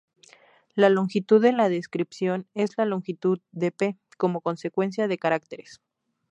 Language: Spanish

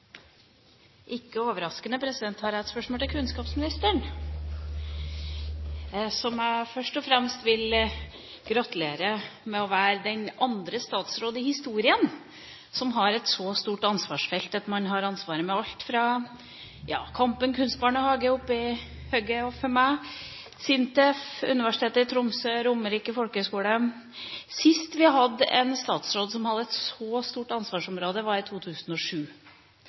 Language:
Norwegian Bokmål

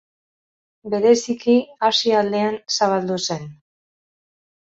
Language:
Basque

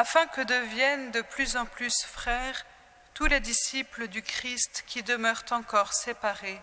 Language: French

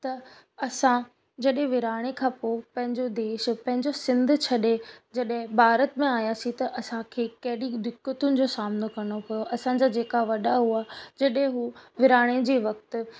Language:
Sindhi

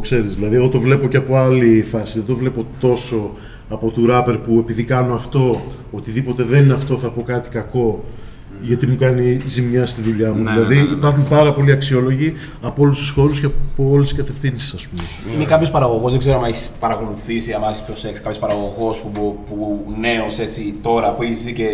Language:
Greek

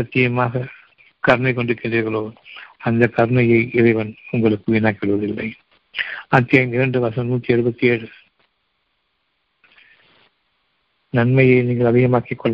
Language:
Tamil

